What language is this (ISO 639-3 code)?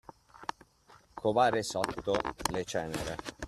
ita